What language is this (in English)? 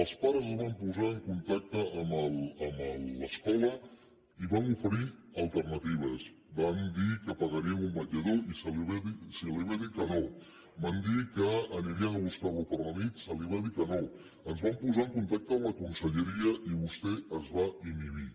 Catalan